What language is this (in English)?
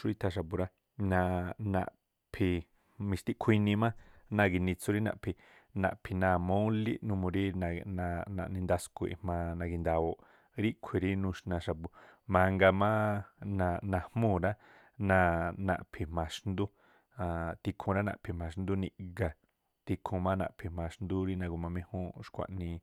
Tlacoapa Me'phaa